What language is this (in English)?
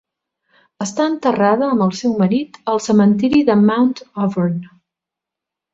Catalan